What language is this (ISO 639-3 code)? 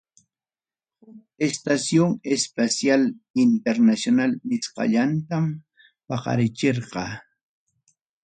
quy